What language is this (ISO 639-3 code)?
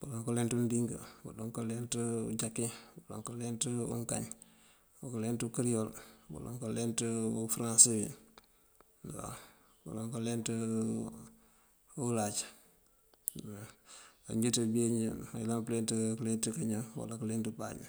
mfv